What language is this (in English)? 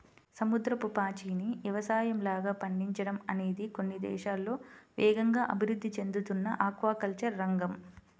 Telugu